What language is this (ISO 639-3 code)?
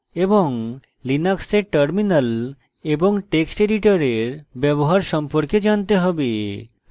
ben